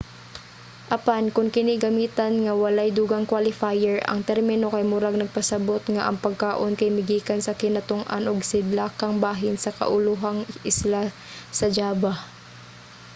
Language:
Cebuano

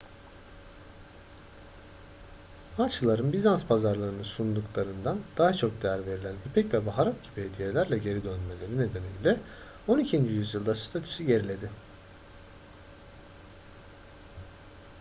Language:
Turkish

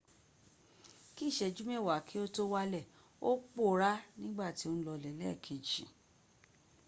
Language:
Yoruba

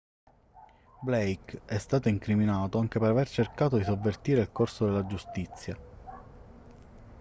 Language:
Italian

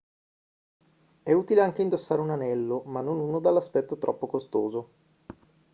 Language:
Italian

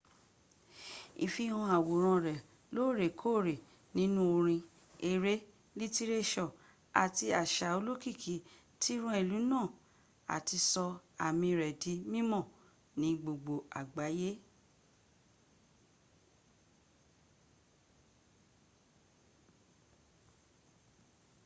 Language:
Yoruba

